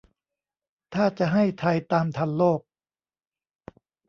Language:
Thai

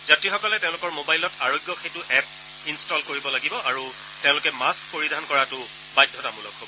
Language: Assamese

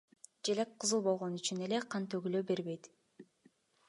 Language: Kyrgyz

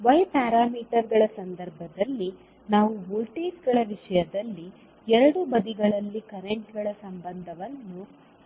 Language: Kannada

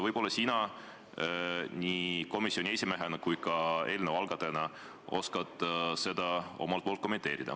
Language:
Estonian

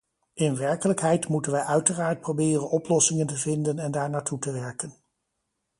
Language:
Dutch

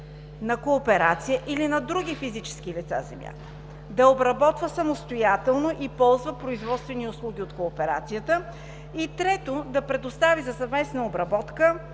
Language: Bulgarian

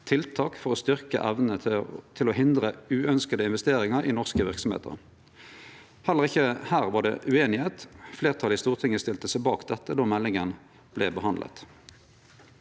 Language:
Norwegian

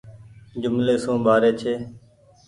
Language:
Goaria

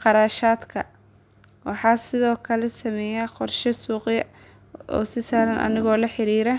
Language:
Somali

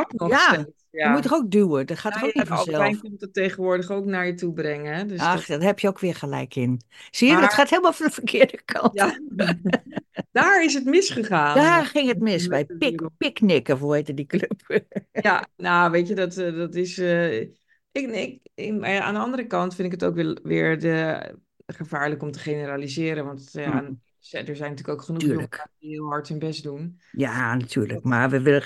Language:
Dutch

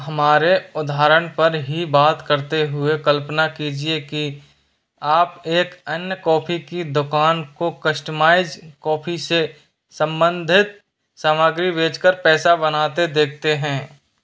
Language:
Hindi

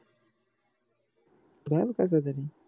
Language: Marathi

